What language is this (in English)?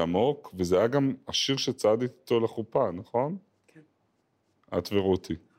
Hebrew